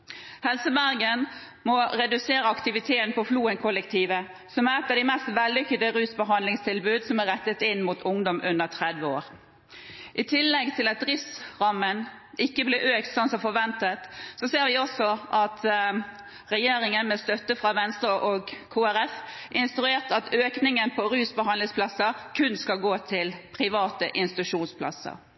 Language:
Norwegian Bokmål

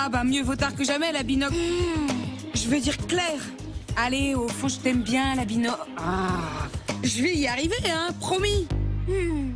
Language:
French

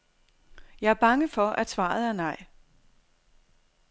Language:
Danish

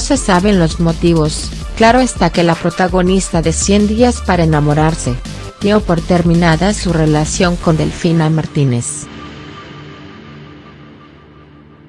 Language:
Spanish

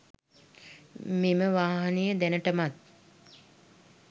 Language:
Sinhala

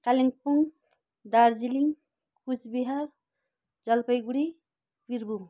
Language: Nepali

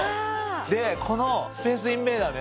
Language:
Japanese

